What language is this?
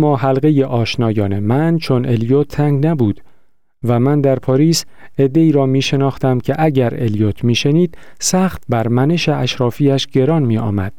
Persian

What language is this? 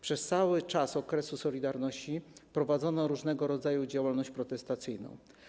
Polish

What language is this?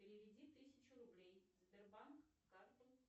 Russian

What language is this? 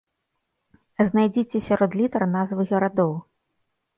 Belarusian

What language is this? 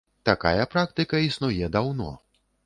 Belarusian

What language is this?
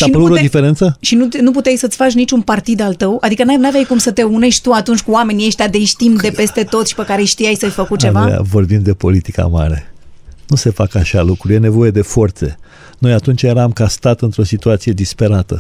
Romanian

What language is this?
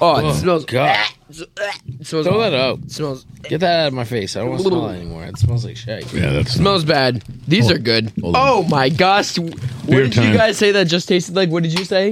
English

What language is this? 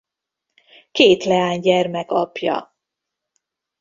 Hungarian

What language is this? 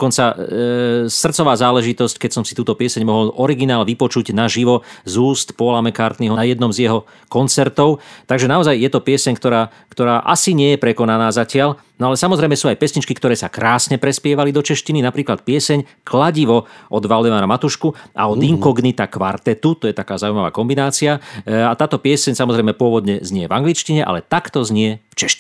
Slovak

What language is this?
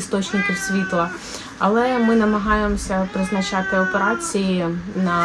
Ukrainian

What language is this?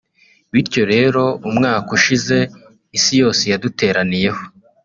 Kinyarwanda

